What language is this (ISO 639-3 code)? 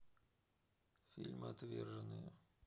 rus